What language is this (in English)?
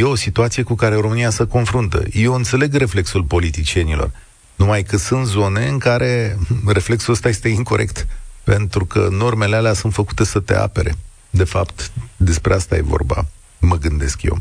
Romanian